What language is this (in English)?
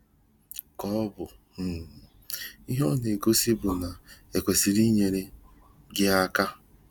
Igbo